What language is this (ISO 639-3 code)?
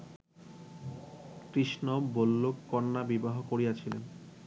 ben